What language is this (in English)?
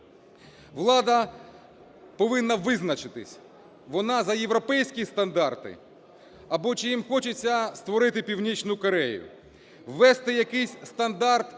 Ukrainian